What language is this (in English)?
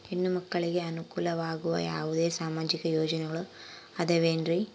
Kannada